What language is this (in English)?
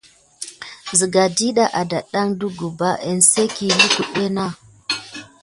Gidar